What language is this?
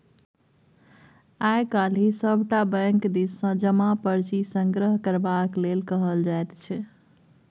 Maithili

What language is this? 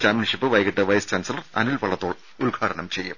Malayalam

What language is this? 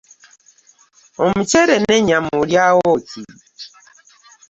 Ganda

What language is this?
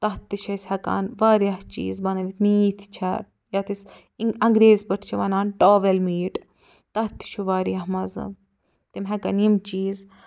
Kashmiri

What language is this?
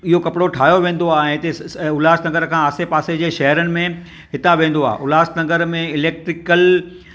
Sindhi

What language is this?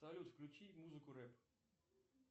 Russian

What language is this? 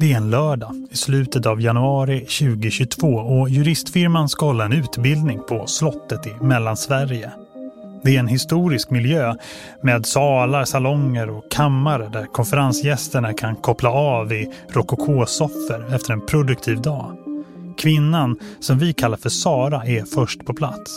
Swedish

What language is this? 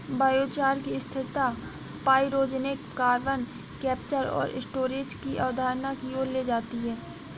Hindi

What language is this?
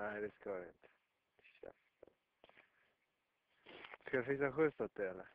Swedish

